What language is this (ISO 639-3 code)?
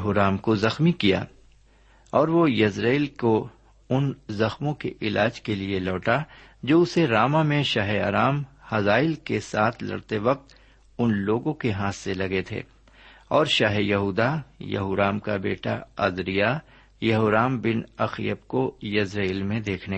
urd